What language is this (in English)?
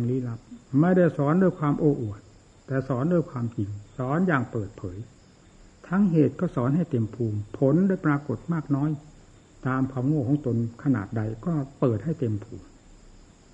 Thai